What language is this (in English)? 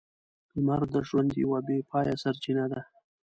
Pashto